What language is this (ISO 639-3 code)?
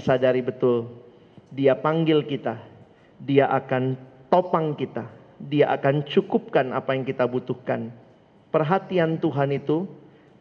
ind